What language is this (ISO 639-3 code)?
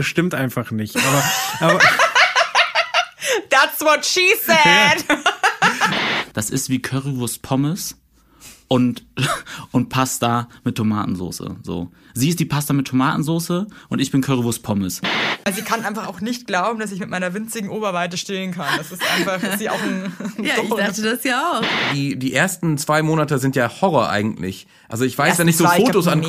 deu